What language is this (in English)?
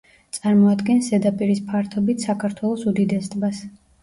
Georgian